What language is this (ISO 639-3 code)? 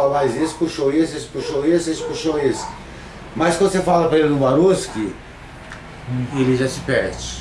por